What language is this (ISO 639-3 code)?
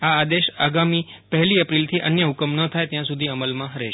guj